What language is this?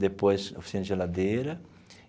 Portuguese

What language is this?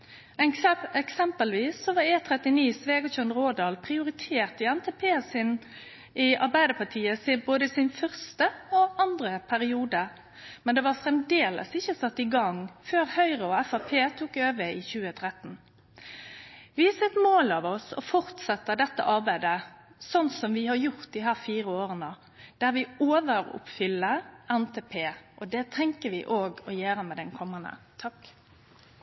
Norwegian Nynorsk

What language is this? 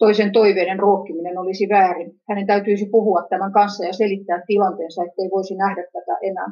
Finnish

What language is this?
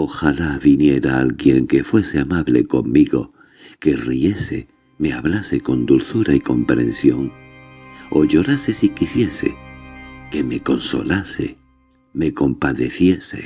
Spanish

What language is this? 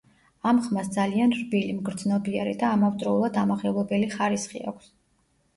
Georgian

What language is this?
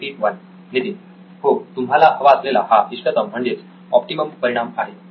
Marathi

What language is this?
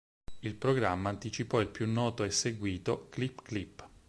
Italian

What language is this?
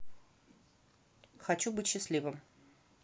Russian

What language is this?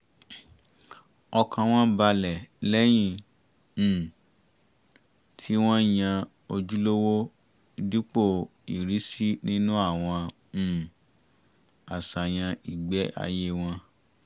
Yoruba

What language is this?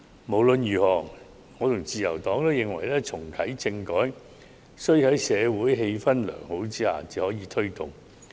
Cantonese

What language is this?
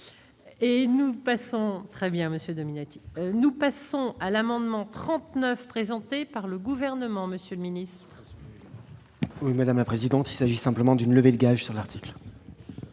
French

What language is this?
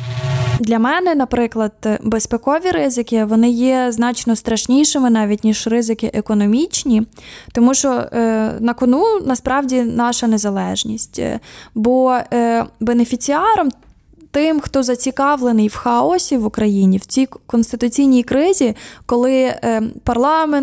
Ukrainian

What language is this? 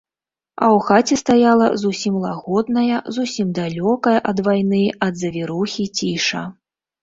Belarusian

